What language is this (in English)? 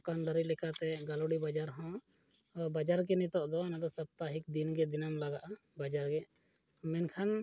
Santali